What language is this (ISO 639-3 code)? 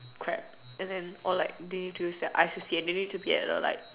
eng